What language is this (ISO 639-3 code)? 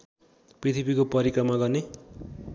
nep